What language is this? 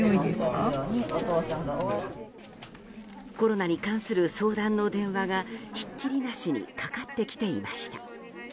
Japanese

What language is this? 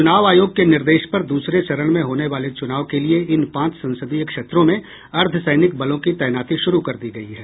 Hindi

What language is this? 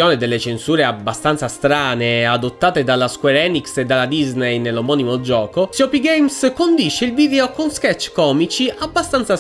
Italian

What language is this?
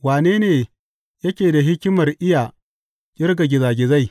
Hausa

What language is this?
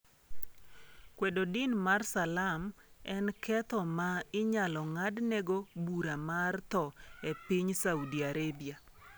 Luo (Kenya and Tanzania)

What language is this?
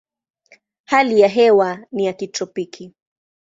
Swahili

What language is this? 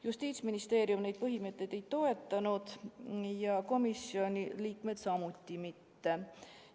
Estonian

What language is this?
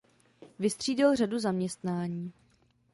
Czech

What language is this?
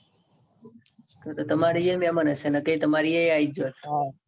Gujarati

